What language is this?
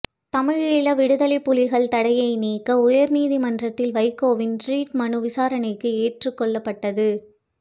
Tamil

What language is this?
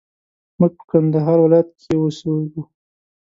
Pashto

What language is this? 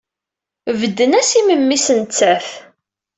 Kabyle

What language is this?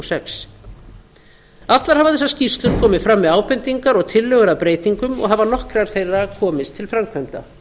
Icelandic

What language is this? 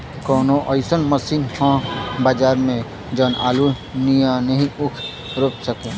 Bhojpuri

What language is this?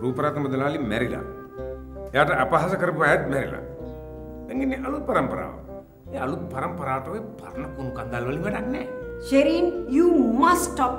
Hindi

